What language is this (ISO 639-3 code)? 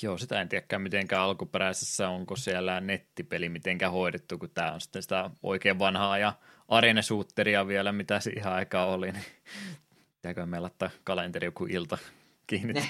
fin